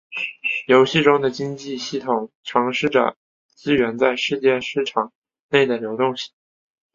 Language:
Chinese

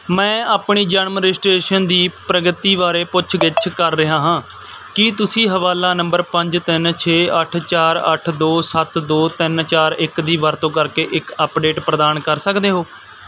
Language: Punjabi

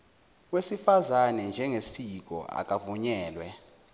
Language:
Zulu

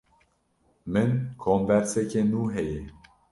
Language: Kurdish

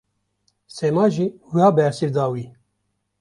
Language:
Kurdish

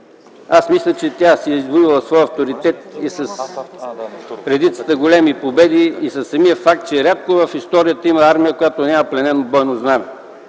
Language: Bulgarian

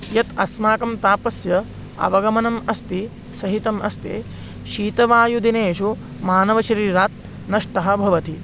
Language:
Sanskrit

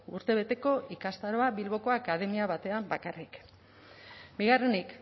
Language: Basque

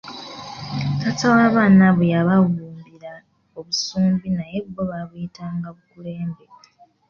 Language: Ganda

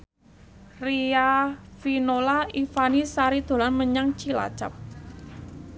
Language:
Javanese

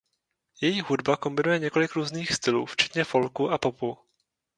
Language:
Czech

